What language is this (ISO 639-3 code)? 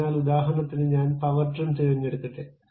mal